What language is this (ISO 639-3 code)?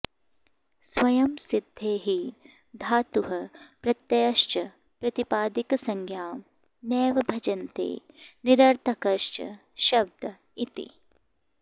san